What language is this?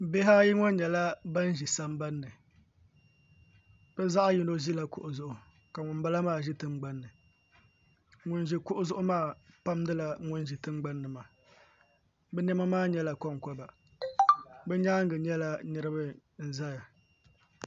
Dagbani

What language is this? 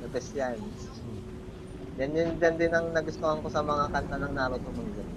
Filipino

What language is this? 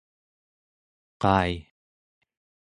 Central Yupik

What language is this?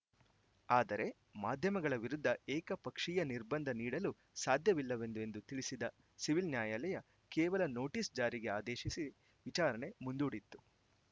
Kannada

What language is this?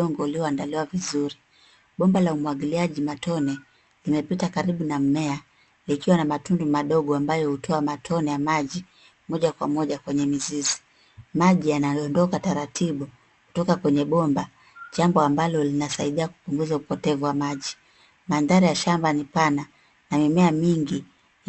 Swahili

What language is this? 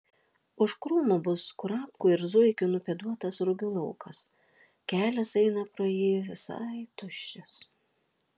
Lithuanian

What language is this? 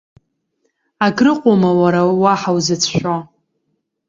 Abkhazian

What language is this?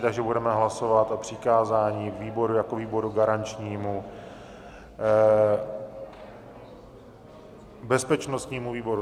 Czech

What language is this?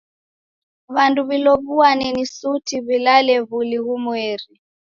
Taita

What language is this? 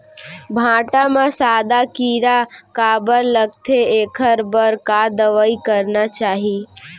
Chhattisgarhi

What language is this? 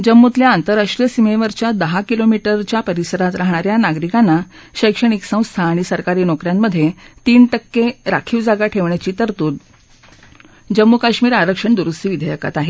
Marathi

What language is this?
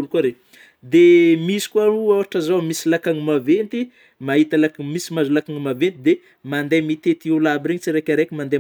Northern Betsimisaraka Malagasy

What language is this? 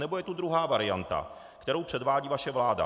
Czech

